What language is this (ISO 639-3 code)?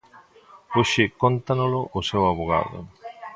glg